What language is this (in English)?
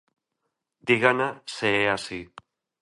Galician